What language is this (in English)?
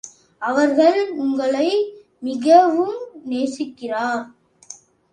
Tamil